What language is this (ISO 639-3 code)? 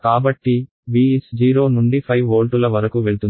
tel